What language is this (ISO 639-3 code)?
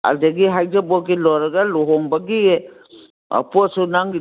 mni